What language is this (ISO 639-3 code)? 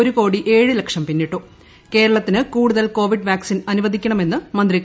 mal